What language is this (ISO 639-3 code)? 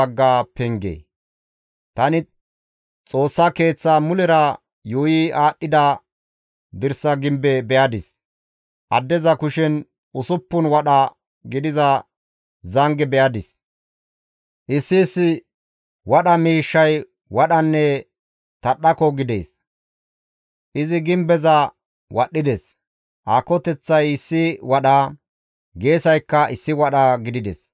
gmv